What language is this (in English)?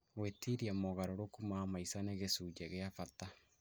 Kikuyu